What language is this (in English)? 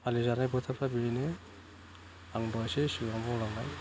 Bodo